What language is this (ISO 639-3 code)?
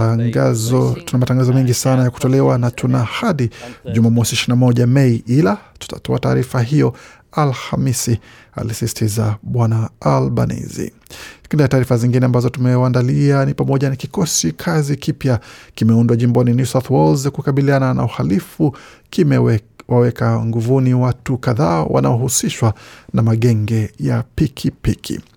swa